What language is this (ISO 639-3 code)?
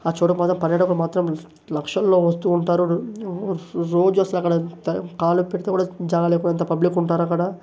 tel